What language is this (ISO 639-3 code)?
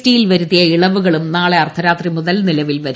mal